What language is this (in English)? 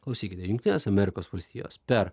Lithuanian